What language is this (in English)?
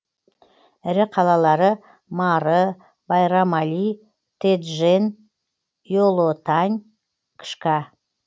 Kazakh